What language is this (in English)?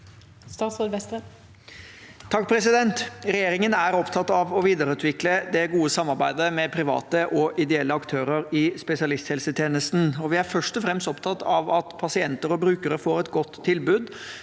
Norwegian